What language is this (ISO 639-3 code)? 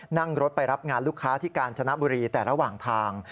tha